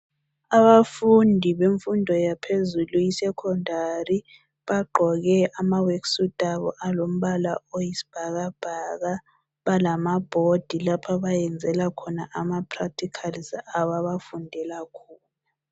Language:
North Ndebele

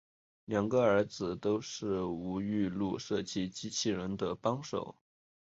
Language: Chinese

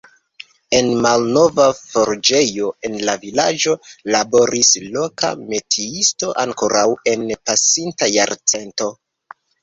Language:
Esperanto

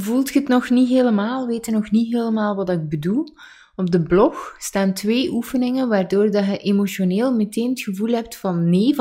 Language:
Dutch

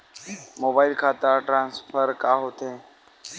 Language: Chhattisgarhi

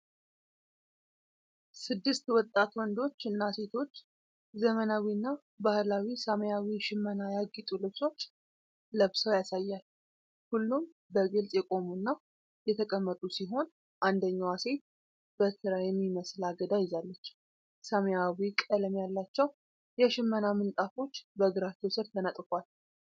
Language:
Amharic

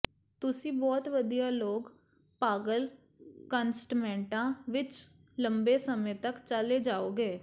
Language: Punjabi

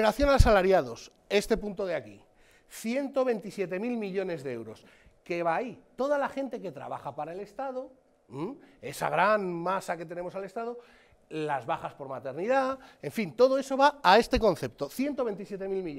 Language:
Spanish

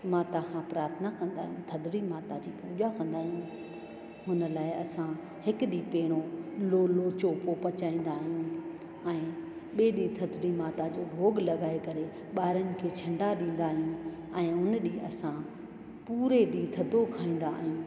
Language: Sindhi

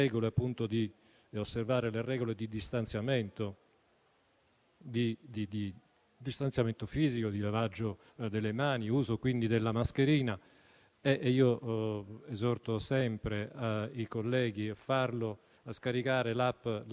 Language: Italian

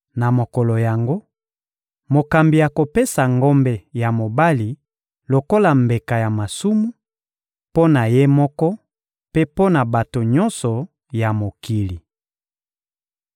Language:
Lingala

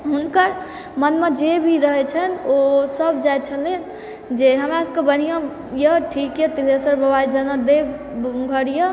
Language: Maithili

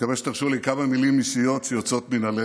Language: Hebrew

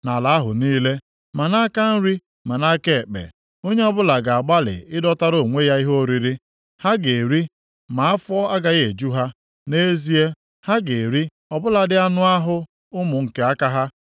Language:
Igbo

